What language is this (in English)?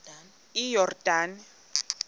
Xhosa